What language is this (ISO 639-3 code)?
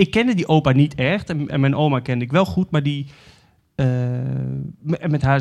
nld